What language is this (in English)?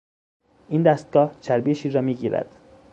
Persian